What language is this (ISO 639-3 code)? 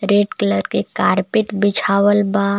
bho